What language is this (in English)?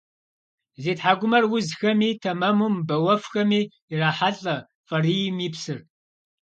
Kabardian